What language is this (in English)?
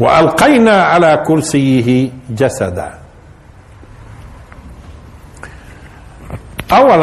Arabic